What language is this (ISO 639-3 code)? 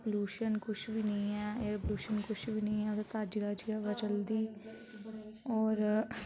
doi